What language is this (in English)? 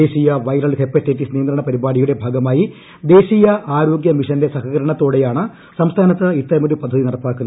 Malayalam